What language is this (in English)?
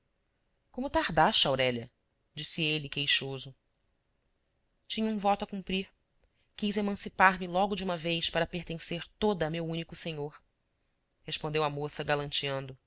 Portuguese